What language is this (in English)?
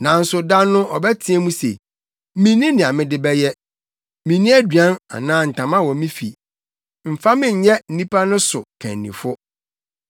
Akan